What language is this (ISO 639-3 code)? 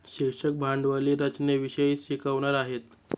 mar